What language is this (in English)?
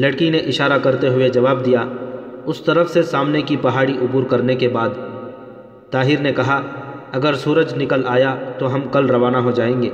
Urdu